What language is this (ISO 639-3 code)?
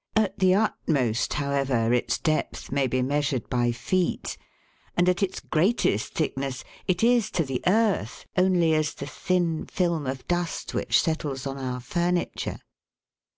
eng